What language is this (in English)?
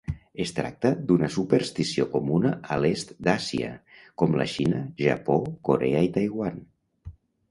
Catalan